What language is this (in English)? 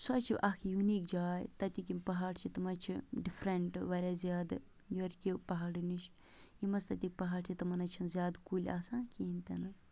Kashmiri